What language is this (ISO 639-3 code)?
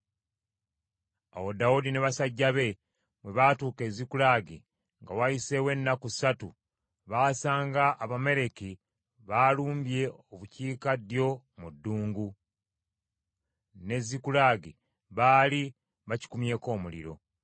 lug